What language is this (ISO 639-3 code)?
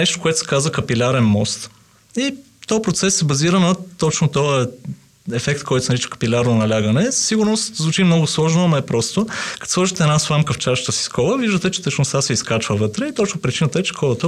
bul